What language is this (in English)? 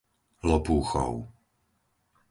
Slovak